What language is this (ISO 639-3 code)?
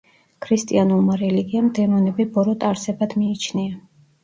kat